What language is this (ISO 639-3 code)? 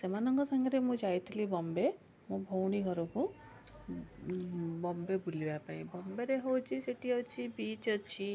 ori